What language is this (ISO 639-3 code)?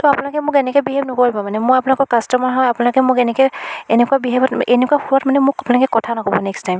asm